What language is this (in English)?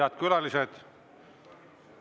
Estonian